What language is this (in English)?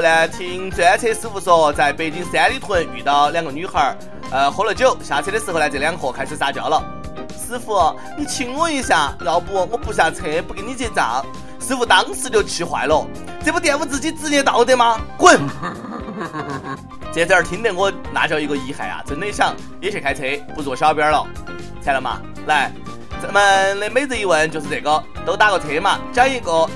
Chinese